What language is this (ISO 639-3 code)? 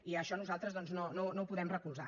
cat